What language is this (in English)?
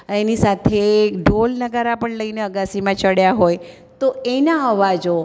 Gujarati